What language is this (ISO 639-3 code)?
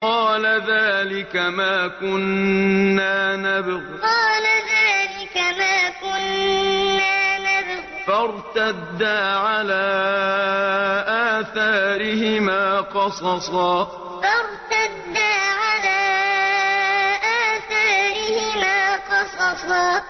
ara